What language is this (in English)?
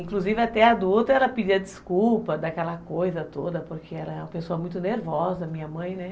Portuguese